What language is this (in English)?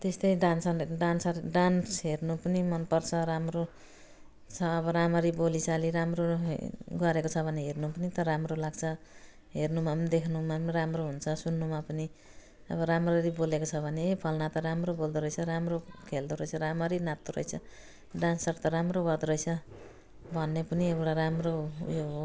Nepali